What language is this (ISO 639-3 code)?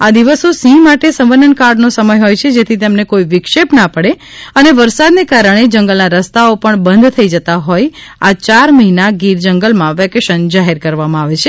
guj